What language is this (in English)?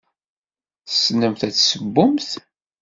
Kabyle